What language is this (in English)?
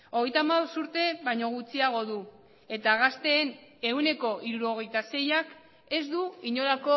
Basque